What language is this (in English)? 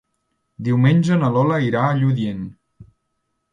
Catalan